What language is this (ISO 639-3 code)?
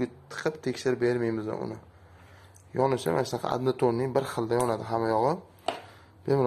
tur